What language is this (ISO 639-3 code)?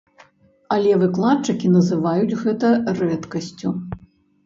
bel